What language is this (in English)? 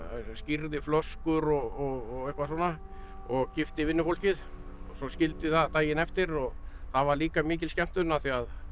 Icelandic